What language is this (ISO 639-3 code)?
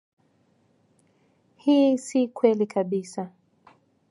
swa